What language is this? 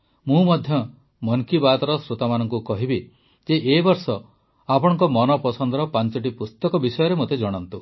Odia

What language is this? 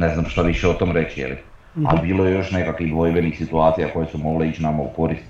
Croatian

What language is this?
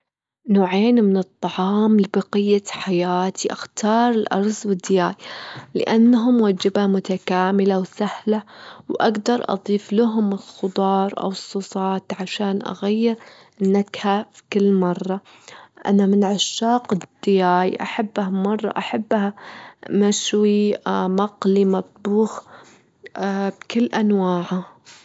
Gulf Arabic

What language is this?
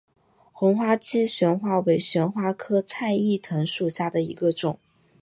Chinese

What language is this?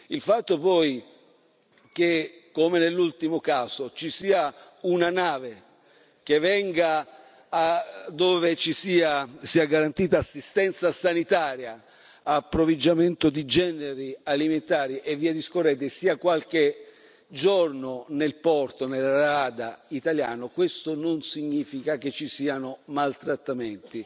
Italian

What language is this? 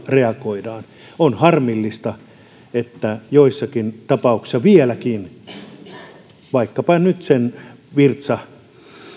Finnish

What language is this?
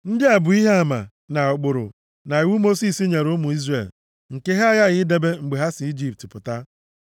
Igbo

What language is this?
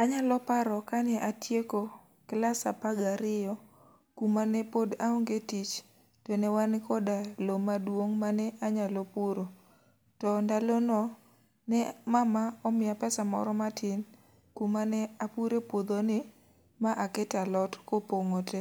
Luo (Kenya and Tanzania)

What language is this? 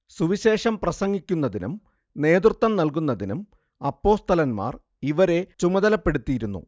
Malayalam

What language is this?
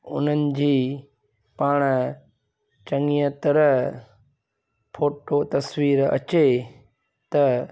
Sindhi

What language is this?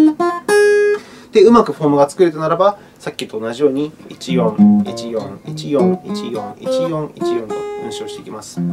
Japanese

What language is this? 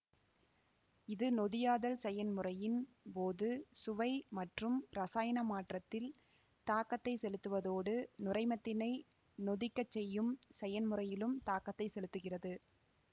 Tamil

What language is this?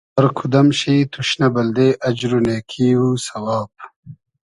Hazaragi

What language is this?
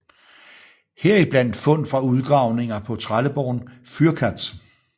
Danish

